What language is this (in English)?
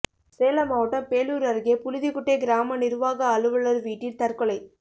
Tamil